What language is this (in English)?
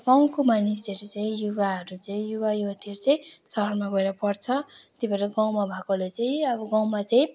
Nepali